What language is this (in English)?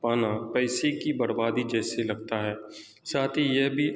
Urdu